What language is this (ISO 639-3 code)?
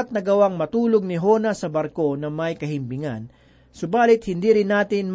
fil